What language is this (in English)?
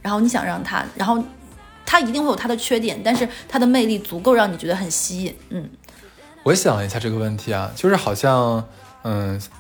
Chinese